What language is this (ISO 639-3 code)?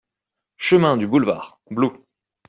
fra